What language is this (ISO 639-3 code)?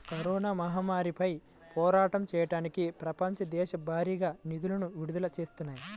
tel